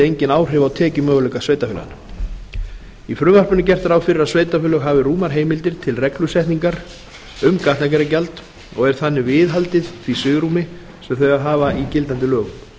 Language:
Icelandic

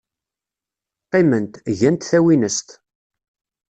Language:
Kabyle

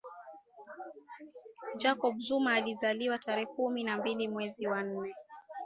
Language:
Swahili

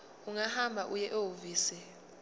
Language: Zulu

